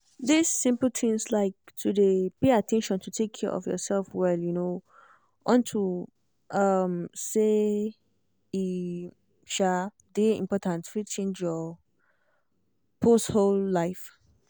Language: Nigerian Pidgin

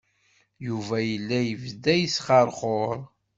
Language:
Kabyle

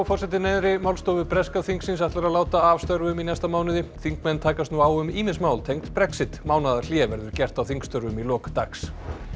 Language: Icelandic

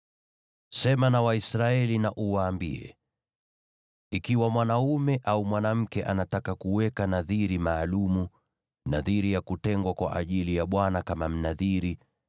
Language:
Swahili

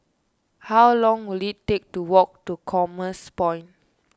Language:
English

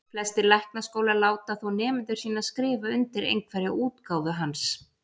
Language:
Icelandic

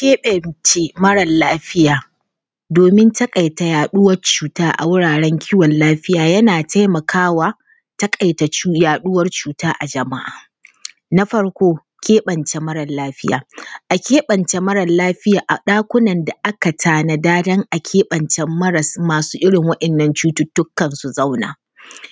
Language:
Hausa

